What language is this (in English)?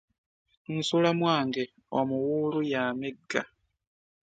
Ganda